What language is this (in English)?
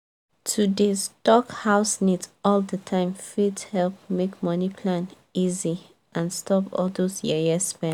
Nigerian Pidgin